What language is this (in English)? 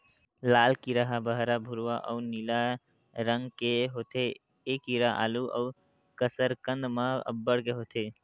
Chhattisgarhi